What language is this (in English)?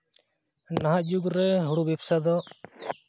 Santali